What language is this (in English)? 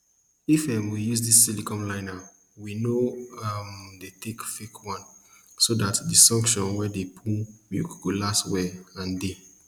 Nigerian Pidgin